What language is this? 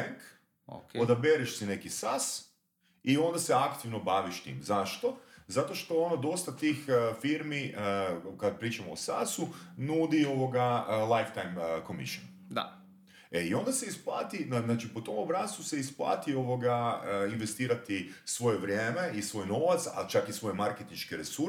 Croatian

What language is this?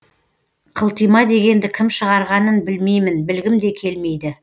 Kazakh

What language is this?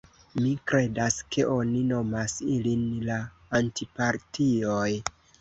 Esperanto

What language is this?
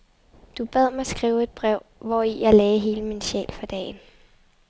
Danish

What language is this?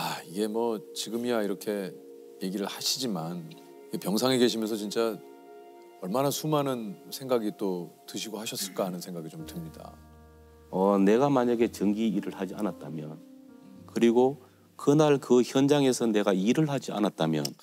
Korean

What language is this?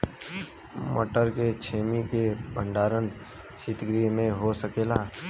Bhojpuri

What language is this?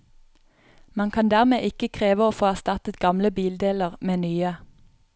Norwegian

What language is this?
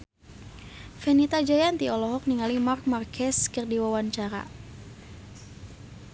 Sundanese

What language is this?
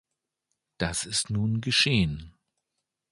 German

